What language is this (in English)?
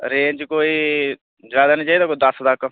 Dogri